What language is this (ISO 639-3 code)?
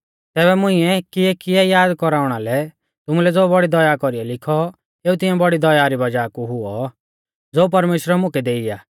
bfz